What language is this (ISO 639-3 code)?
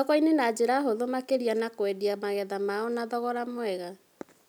kik